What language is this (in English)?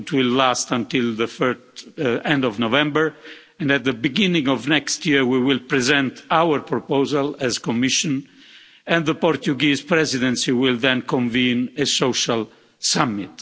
English